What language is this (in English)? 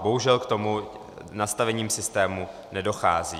Czech